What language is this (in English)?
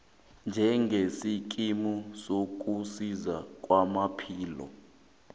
South Ndebele